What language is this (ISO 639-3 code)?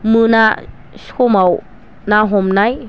brx